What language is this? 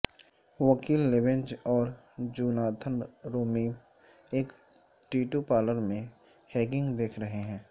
Urdu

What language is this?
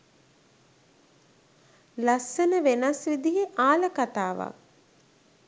Sinhala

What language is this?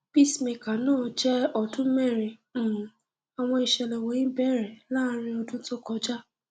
Yoruba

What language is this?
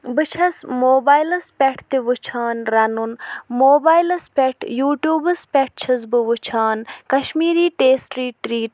Kashmiri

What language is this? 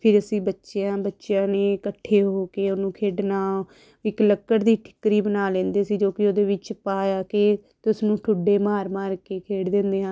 Punjabi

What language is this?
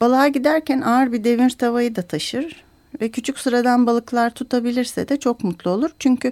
Turkish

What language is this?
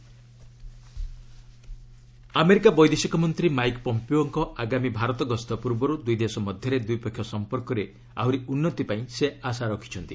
Odia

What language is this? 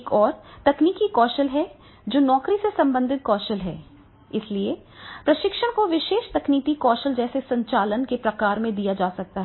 Hindi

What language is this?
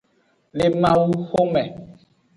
Aja (Benin)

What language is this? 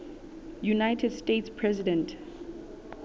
Southern Sotho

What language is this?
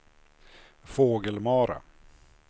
Swedish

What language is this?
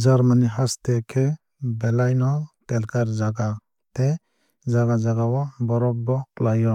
Kok Borok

